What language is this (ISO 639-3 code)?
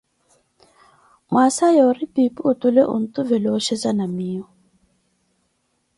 eko